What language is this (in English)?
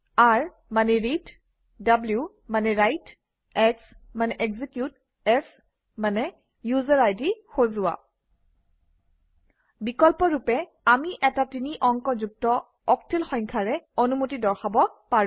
Assamese